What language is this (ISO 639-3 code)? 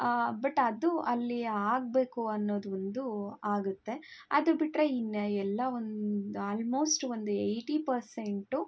kan